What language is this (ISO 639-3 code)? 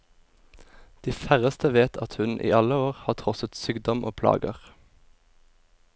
nor